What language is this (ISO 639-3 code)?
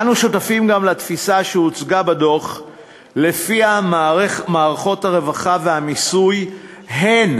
heb